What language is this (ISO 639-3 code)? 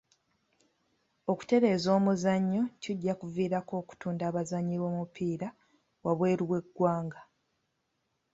lug